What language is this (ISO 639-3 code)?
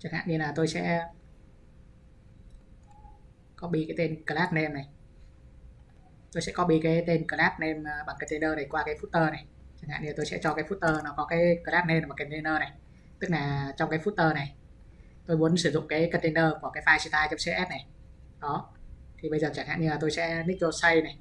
vie